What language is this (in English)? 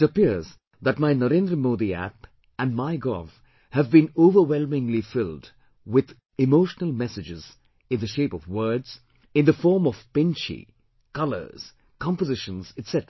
English